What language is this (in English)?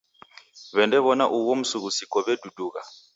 Taita